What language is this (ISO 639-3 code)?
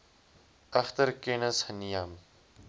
afr